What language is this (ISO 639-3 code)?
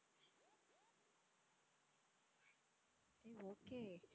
tam